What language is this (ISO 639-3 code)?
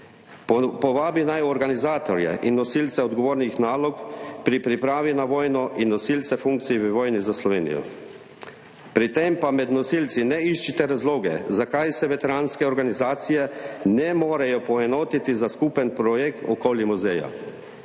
slv